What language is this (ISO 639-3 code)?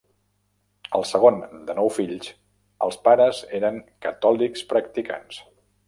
cat